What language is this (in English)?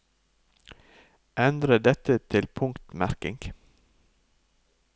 Norwegian